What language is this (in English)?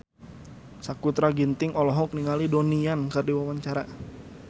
Sundanese